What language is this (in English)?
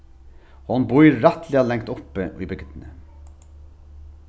Faroese